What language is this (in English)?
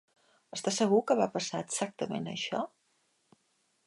Catalan